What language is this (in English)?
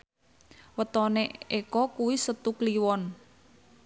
Javanese